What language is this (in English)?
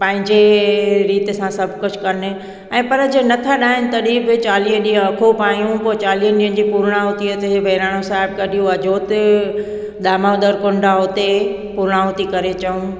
Sindhi